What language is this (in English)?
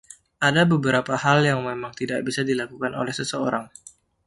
Indonesian